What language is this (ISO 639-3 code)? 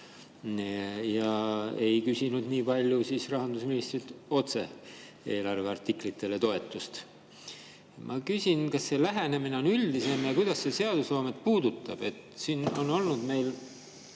est